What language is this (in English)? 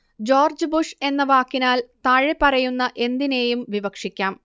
Malayalam